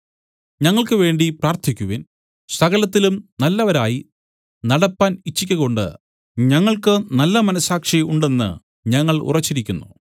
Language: Malayalam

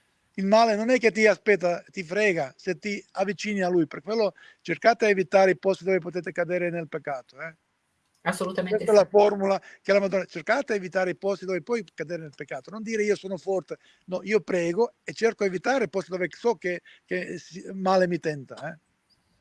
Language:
Italian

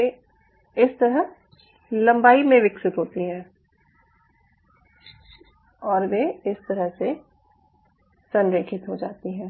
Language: Hindi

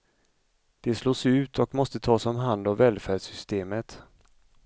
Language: Swedish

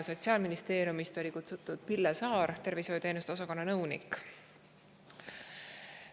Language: Estonian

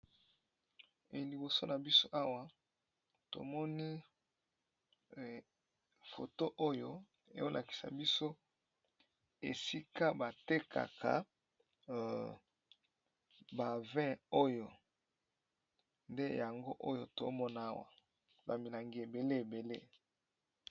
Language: Lingala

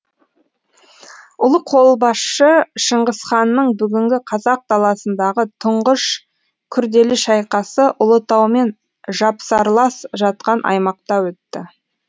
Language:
Kazakh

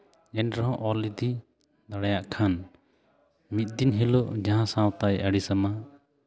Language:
Santali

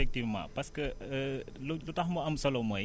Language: Wolof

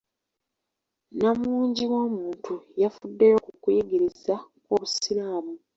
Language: Ganda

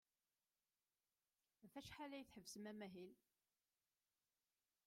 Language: Kabyle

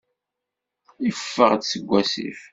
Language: Kabyle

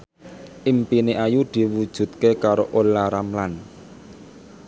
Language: Javanese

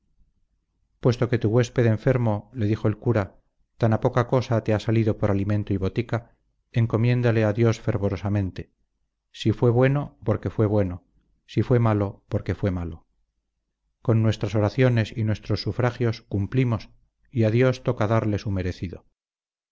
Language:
Spanish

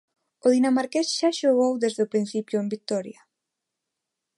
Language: Galician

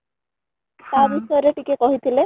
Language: Odia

